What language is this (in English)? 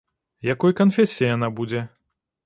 Belarusian